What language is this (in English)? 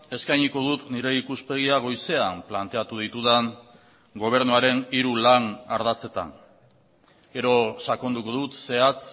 Basque